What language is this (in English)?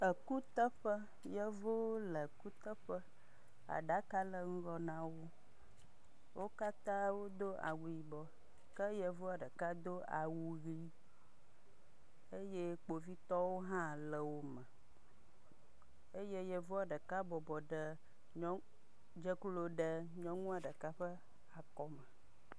Ewe